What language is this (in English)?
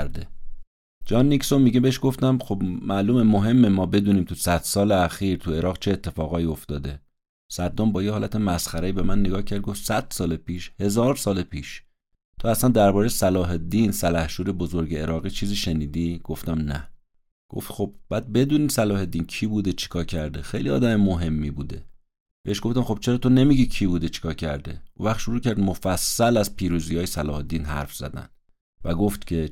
Persian